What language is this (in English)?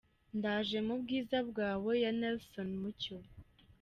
Kinyarwanda